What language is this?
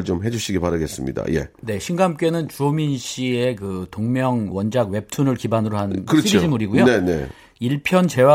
Korean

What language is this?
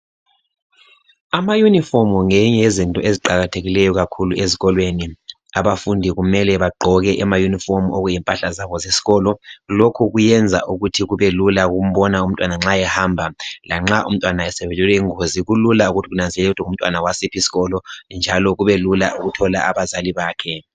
North Ndebele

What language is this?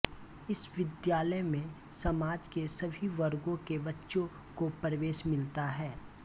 Hindi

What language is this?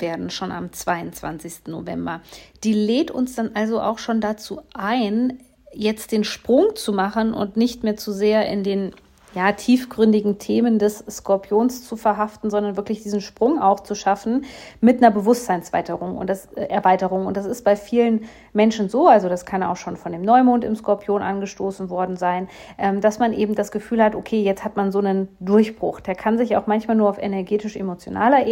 German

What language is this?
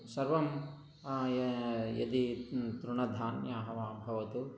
Sanskrit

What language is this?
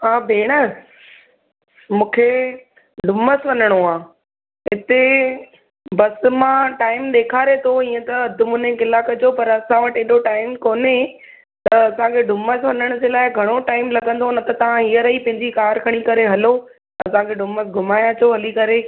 Sindhi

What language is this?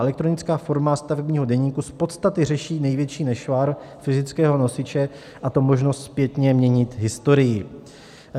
Czech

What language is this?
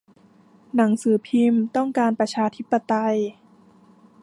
Thai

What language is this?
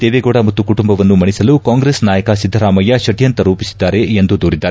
Kannada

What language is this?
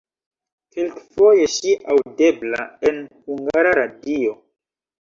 Esperanto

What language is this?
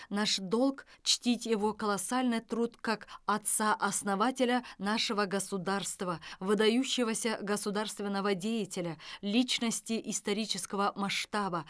Kazakh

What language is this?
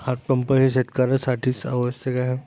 Marathi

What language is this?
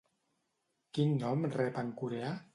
Catalan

